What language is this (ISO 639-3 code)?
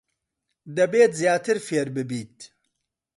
ckb